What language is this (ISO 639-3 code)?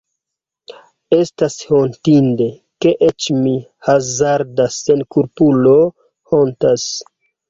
epo